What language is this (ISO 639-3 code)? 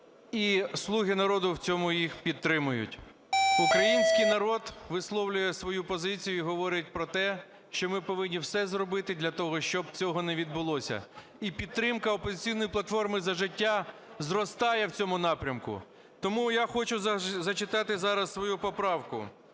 ukr